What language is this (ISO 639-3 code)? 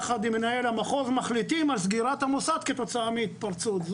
heb